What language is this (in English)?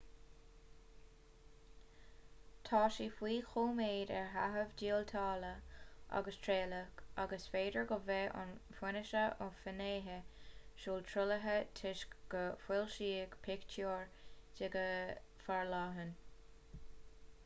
Irish